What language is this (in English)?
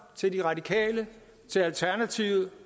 Danish